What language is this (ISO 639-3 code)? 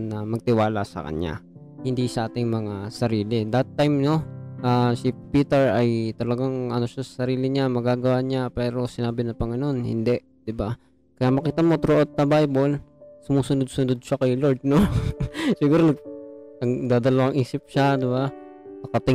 fil